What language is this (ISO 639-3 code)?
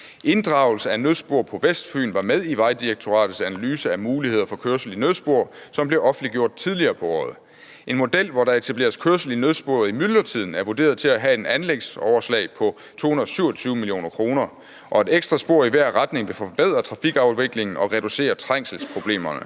dan